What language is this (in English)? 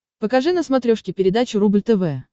Russian